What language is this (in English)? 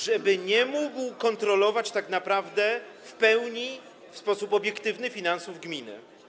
Polish